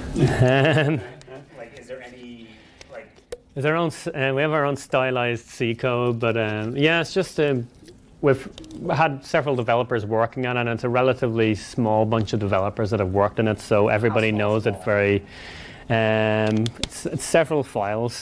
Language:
English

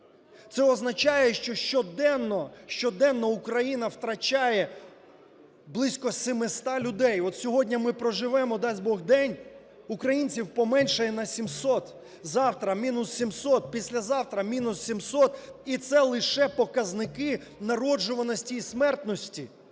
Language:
Ukrainian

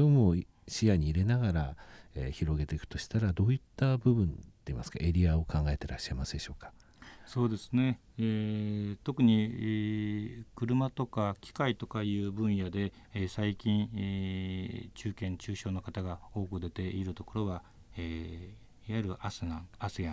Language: Japanese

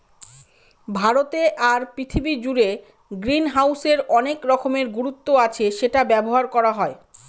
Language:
Bangla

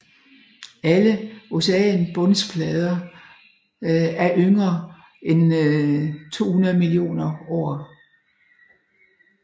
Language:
Danish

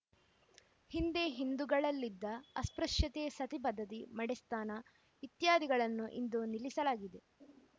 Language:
Kannada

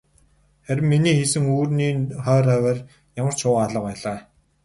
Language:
Mongolian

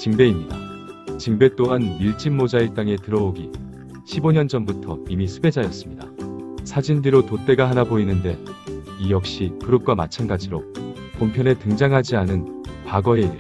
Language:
Korean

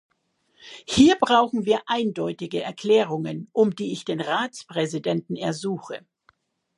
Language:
German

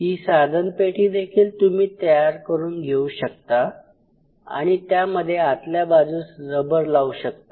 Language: Marathi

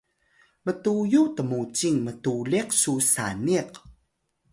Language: Atayal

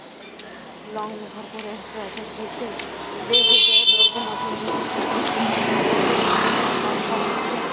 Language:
Maithili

